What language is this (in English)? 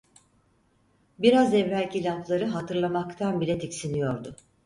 Turkish